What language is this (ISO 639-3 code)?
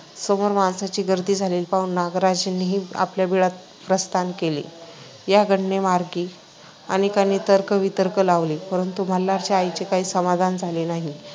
mar